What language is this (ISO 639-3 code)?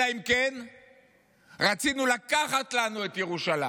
heb